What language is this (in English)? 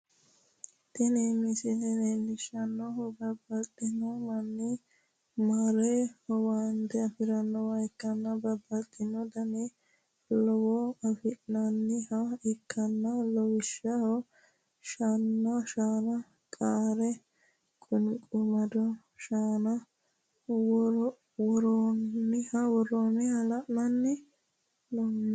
Sidamo